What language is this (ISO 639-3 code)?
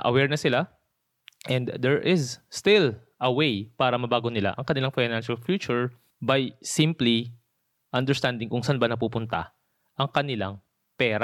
fil